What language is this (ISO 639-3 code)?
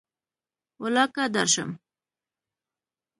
pus